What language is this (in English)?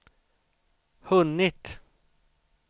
Swedish